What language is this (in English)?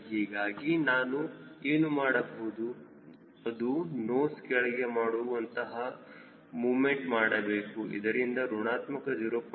Kannada